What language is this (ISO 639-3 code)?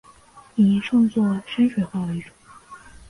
zho